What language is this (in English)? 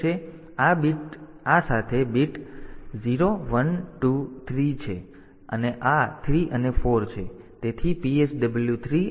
Gujarati